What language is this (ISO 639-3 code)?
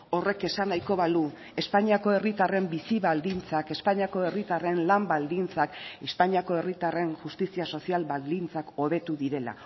eus